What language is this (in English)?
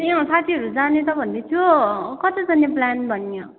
Nepali